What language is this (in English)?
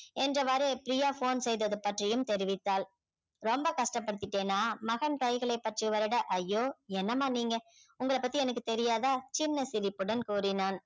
Tamil